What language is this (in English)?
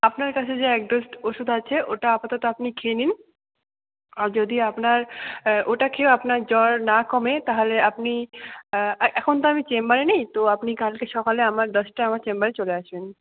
Bangla